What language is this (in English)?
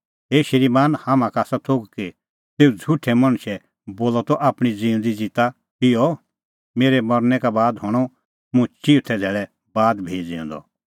Kullu Pahari